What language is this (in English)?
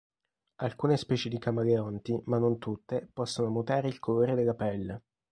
Italian